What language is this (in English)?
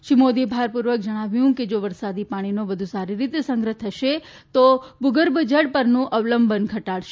Gujarati